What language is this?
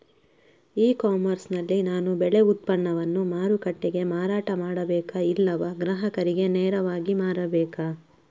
Kannada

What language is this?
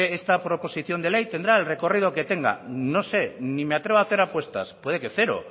Spanish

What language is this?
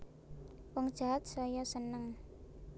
Javanese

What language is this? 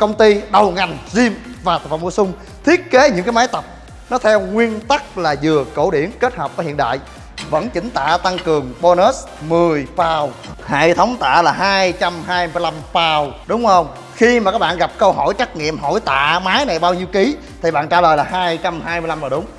Vietnamese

